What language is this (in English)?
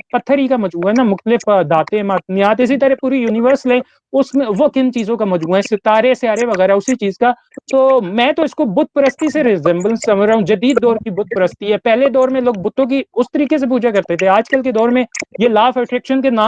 Hindi